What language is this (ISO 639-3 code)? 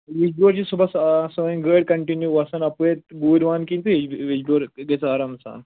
kas